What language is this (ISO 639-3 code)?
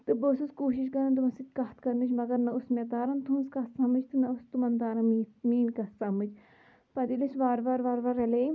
kas